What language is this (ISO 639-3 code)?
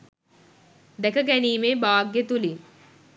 sin